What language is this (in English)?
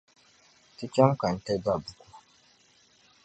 Dagbani